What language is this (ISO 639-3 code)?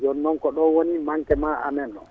ful